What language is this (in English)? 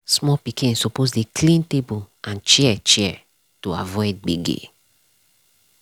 Nigerian Pidgin